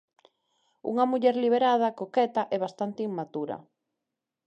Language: Galician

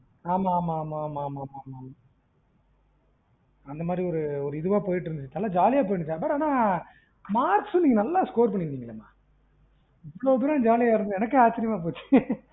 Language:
Tamil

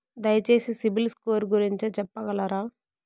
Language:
Telugu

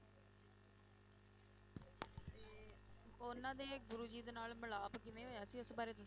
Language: Punjabi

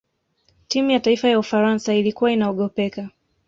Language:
Swahili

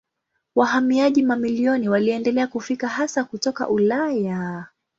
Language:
Swahili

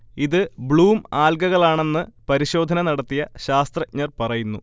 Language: Malayalam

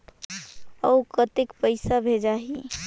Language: Chhattisgarhi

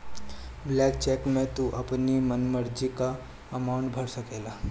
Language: Bhojpuri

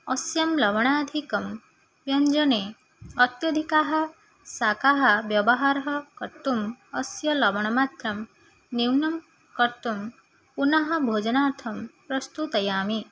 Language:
Sanskrit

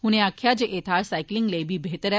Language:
Dogri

